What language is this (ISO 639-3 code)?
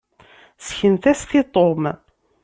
kab